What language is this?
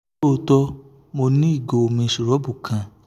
Yoruba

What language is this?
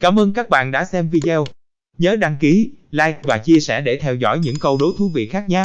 Vietnamese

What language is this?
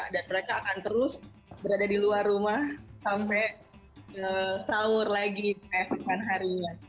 Indonesian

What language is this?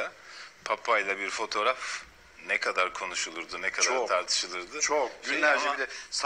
Turkish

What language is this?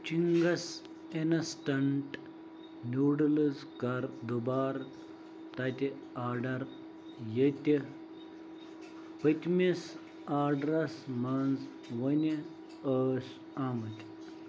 Kashmiri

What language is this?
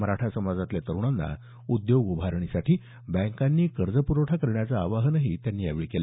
Marathi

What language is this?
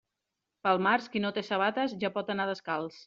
Catalan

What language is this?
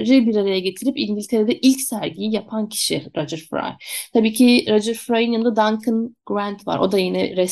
Turkish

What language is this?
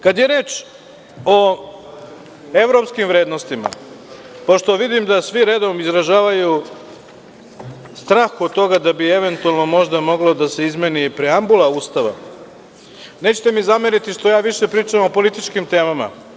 Serbian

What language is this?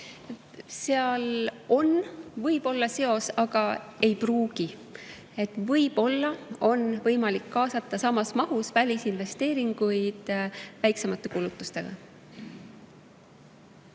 Estonian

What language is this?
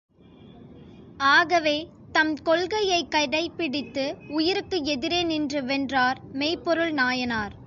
Tamil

